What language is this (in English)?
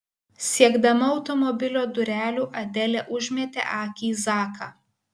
Lithuanian